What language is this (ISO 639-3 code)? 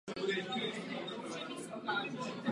ces